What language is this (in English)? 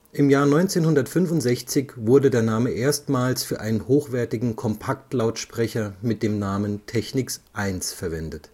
German